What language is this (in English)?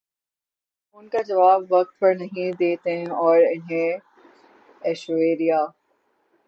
Urdu